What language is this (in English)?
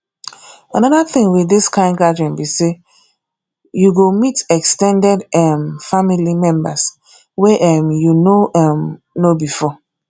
Nigerian Pidgin